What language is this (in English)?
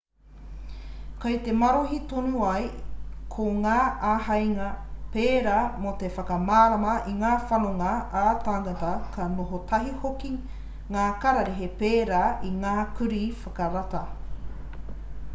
Māori